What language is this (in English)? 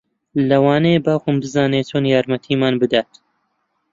Central Kurdish